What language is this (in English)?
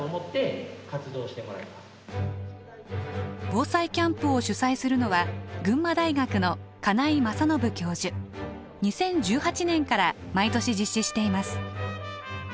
Japanese